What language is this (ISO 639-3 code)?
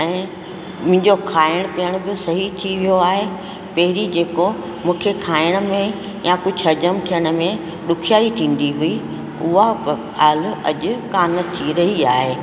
snd